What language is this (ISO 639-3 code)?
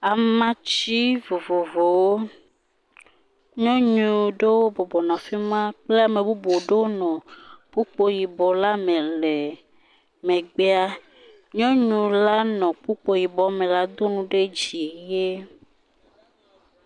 ewe